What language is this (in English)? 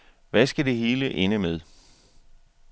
Danish